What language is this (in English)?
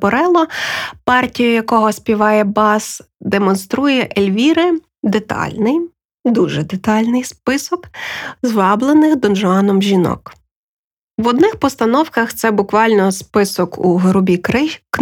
Ukrainian